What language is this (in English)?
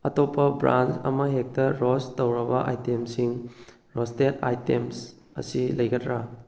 Manipuri